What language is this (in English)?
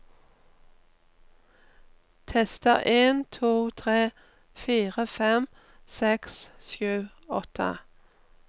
Norwegian